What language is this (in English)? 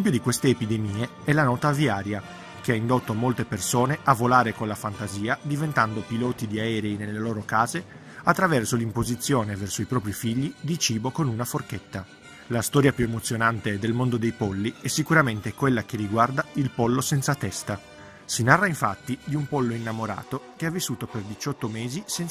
Italian